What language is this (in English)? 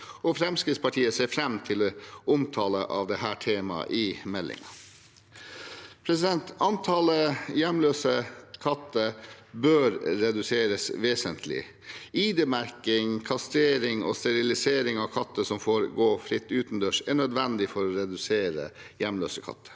Norwegian